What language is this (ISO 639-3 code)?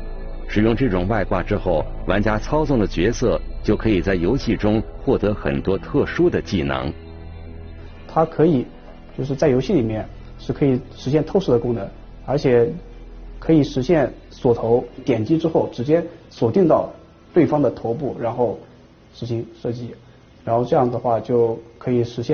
zho